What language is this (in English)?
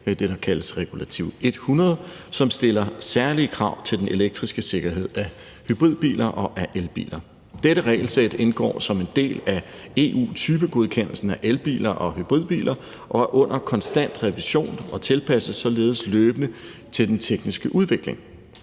Danish